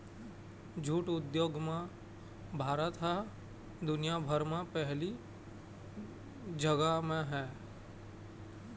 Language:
Chhattisgarhi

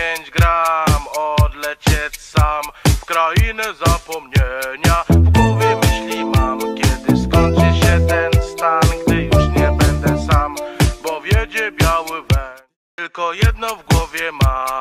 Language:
Polish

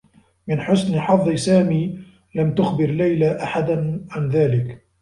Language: Arabic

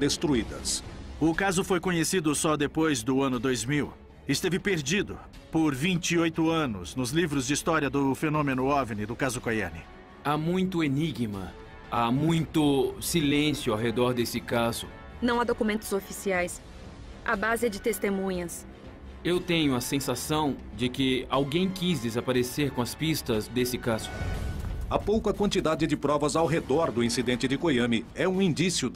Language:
Portuguese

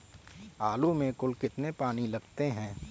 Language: Hindi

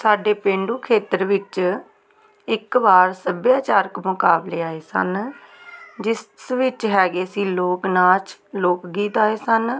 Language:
Punjabi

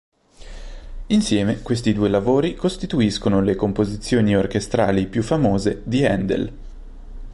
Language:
Italian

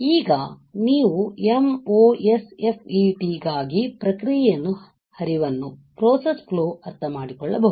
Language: Kannada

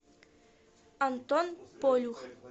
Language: Russian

